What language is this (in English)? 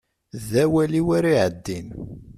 Kabyle